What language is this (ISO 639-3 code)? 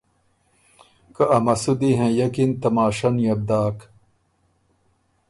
oru